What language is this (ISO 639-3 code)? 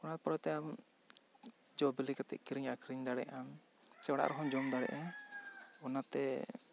sat